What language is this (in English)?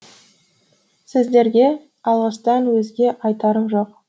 Kazakh